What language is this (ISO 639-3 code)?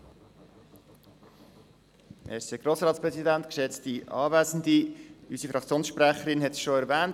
gsw